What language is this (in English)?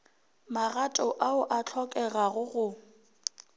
Northern Sotho